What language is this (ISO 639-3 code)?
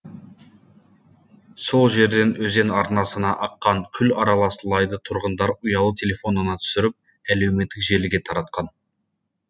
kaz